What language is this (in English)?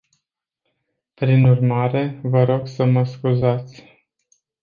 Romanian